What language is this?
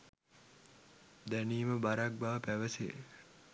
Sinhala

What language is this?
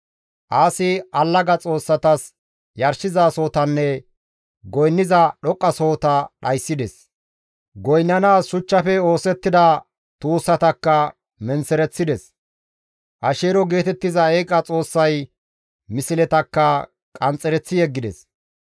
Gamo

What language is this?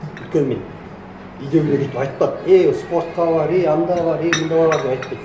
Kazakh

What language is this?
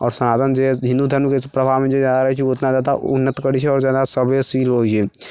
Maithili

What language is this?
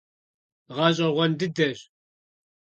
Kabardian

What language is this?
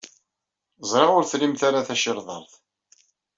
Kabyle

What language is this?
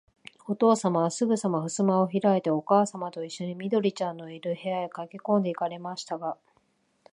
Japanese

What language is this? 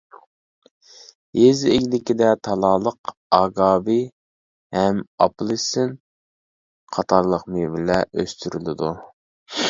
Uyghur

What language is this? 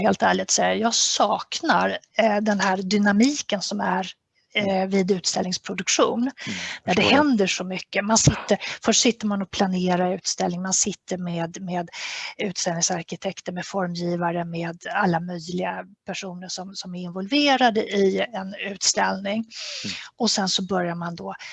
Swedish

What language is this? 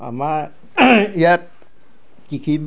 Assamese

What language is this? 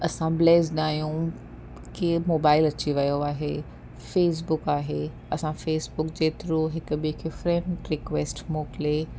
Sindhi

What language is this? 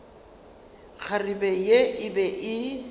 Northern Sotho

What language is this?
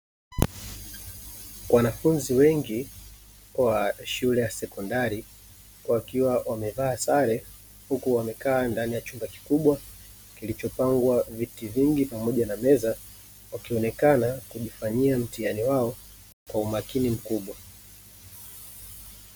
Swahili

